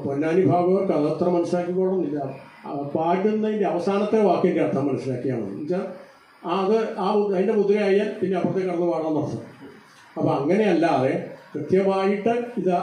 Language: Arabic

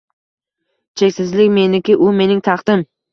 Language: Uzbek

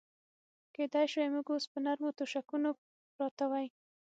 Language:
Pashto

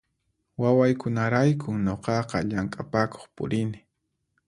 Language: Puno Quechua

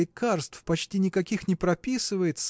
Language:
Russian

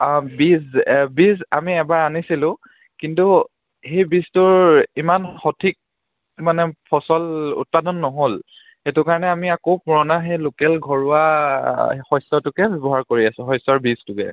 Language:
Assamese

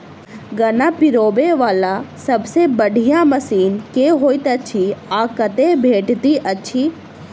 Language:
Maithili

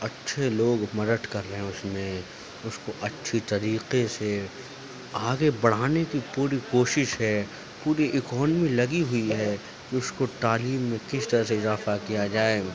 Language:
Urdu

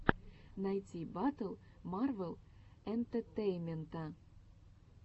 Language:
Russian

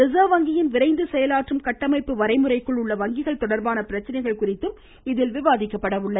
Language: Tamil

